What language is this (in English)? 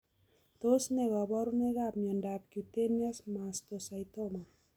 Kalenjin